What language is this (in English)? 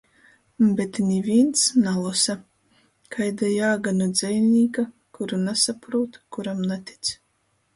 Latgalian